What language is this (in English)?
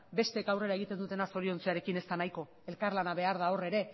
Basque